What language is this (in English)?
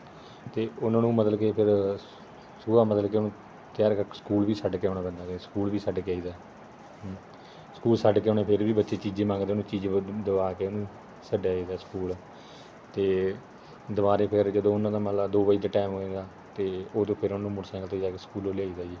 Punjabi